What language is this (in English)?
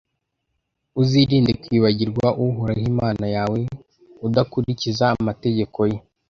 Kinyarwanda